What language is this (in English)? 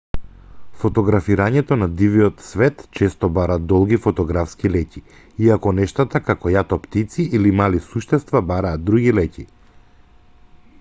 Macedonian